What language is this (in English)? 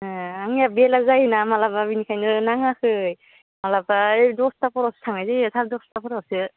Bodo